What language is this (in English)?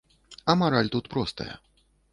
Belarusian